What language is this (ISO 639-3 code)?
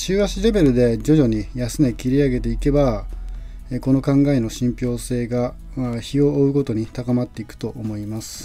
jpn